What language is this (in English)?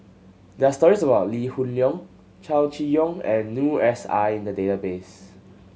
English